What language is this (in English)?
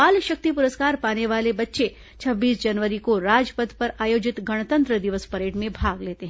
Hindi